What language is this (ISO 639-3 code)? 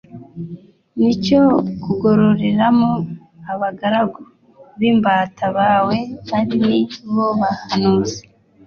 kin